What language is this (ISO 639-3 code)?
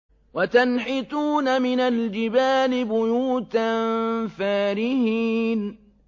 ara